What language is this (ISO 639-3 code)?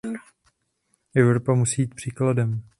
ces